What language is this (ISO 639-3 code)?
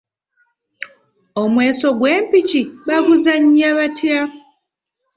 lug